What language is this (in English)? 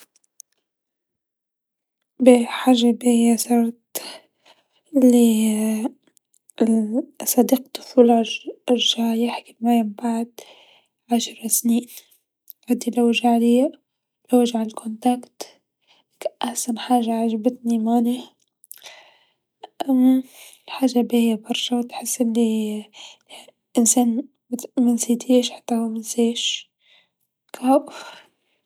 Tunisian Arabic